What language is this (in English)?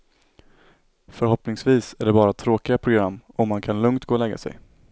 Swedish